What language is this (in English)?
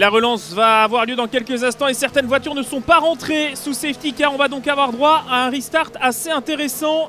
French